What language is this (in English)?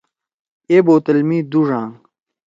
Torwali